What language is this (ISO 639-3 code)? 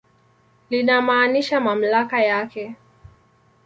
swa